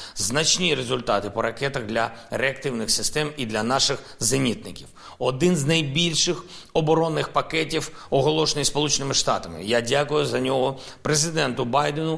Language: Ukrainian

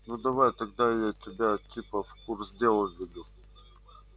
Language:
Russian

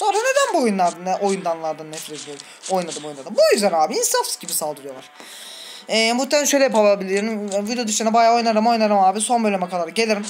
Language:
Turkish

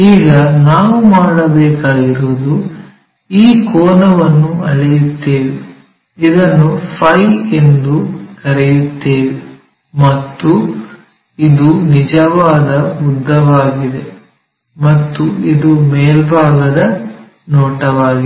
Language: Kannada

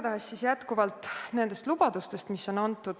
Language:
Estonian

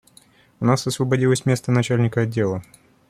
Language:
Russian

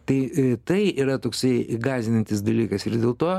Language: Lithuanian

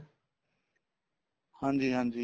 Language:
Punjabi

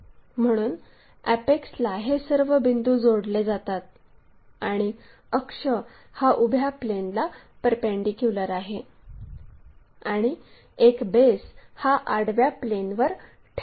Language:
Marathi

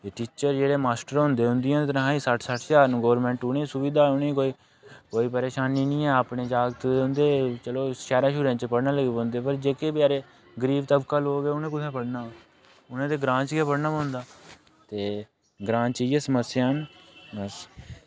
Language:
Dogri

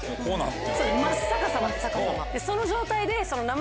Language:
Japanese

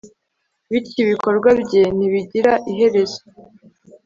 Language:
Kinyarwanda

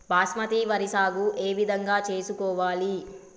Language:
Telugu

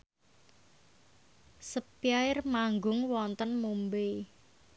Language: Javanese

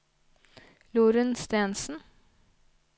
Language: Norwegian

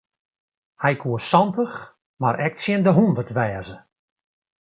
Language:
Western Frisian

